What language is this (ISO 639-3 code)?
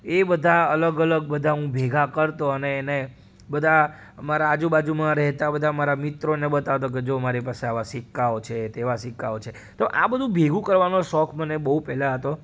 guj